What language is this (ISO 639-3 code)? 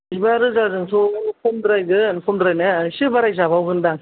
brx